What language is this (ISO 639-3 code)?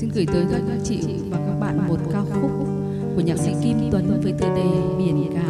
vie